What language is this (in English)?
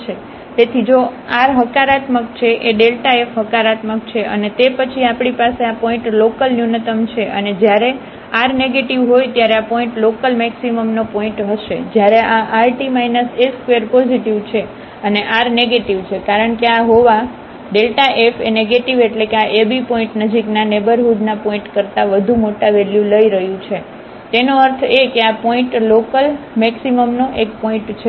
Gujarati